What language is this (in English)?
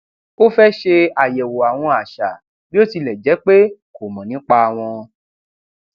Yoruba